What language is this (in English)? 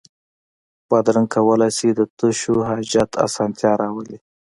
Pashto